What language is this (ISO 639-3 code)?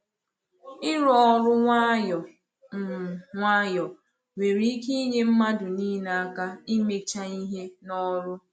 ibo